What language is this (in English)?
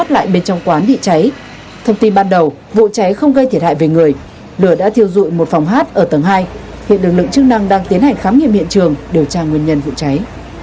Vietnamese